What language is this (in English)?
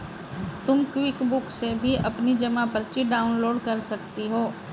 Hindi